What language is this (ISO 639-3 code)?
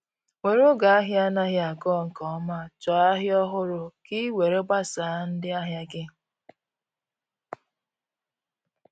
ibo